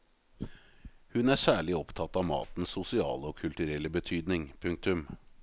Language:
Norwegian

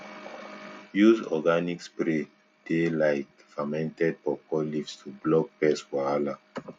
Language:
Nigerian Pidgin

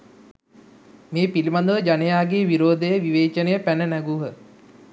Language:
Sinhala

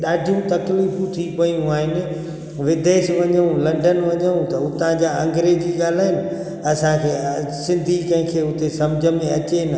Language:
Sindhi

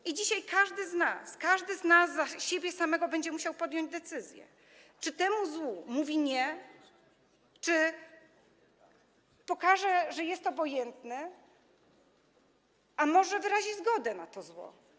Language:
Polish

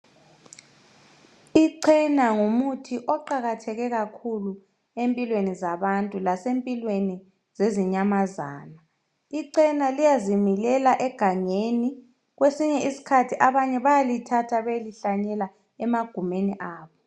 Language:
North Ndebele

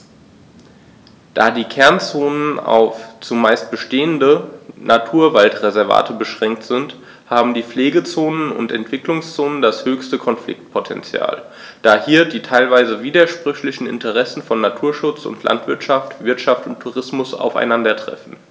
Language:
German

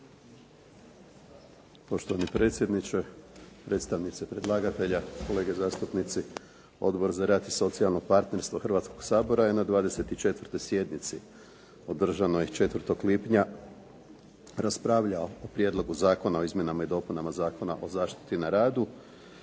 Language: Croatian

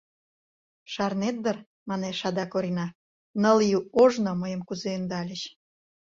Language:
Mari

